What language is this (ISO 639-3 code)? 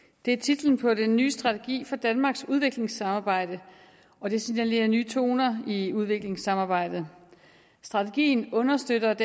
dan